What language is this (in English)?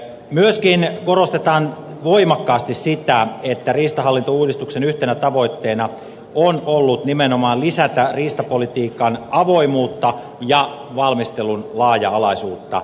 Finnish